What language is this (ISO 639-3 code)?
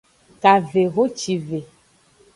ajg